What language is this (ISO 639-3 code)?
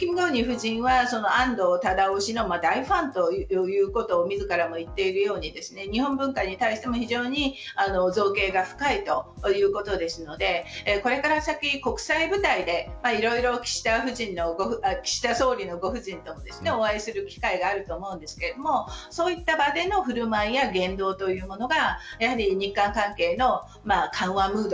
jpn